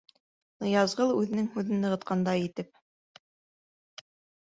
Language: Bashkir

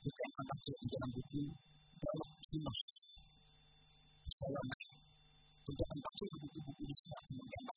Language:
Malay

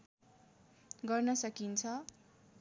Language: Nepali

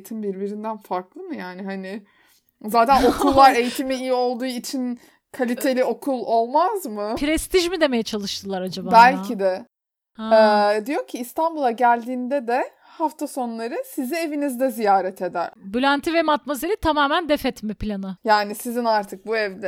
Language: Turkish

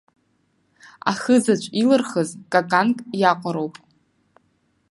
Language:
Abkhazian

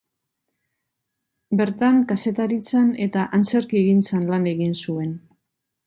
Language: Basque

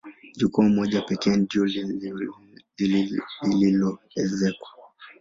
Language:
Swahili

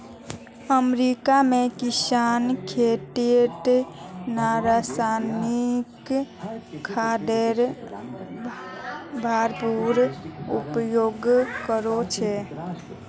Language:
Magahi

